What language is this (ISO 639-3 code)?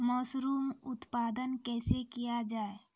mai